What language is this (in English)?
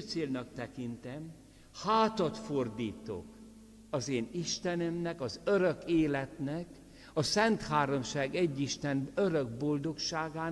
Hungarian